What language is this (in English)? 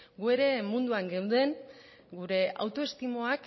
Basque